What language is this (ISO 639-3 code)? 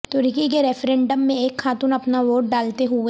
urd